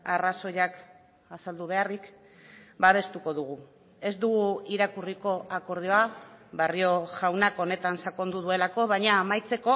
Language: Basque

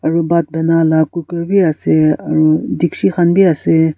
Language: Naga Pidgin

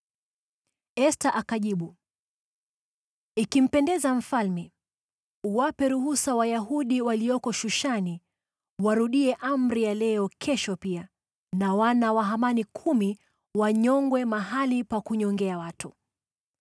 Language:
Swahili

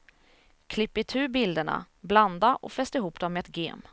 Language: Swedish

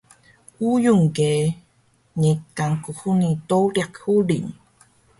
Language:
Taroko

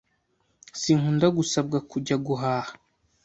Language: Kinyarwanda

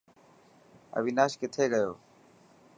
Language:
Dhatki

